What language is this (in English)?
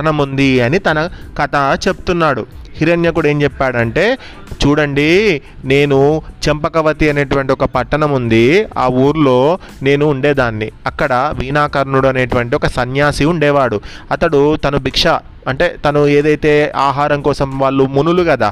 Telugu